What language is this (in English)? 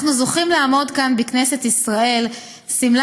Hebrew